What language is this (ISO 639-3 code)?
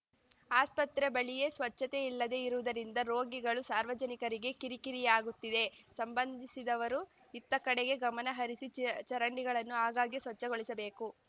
kan